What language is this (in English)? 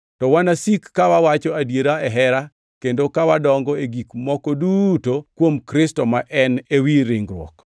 Luo (Kenya and Tanzania)